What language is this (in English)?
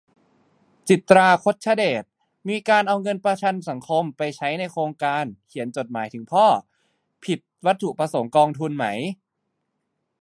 Thai